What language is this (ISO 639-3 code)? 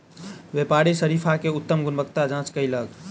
mai